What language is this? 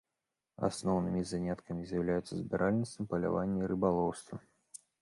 Belarusian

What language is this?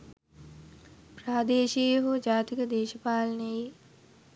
Sinhala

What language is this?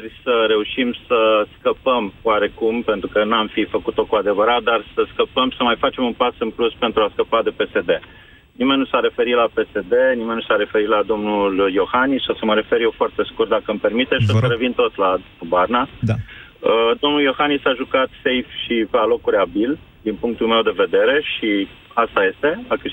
Romanian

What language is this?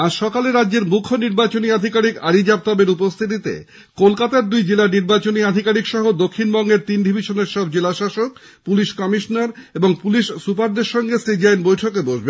Bangla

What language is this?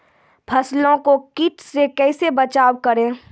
Maithili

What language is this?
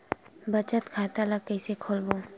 Chhattisgarhi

